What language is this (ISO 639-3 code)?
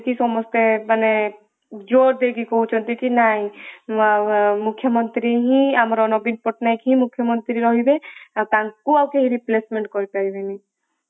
ori